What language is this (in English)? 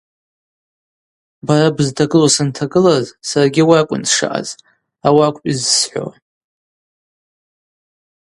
Abaza